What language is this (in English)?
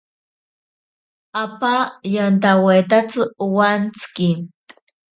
Ashéninka Perené